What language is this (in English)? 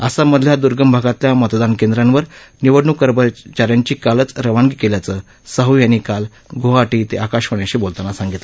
Marathi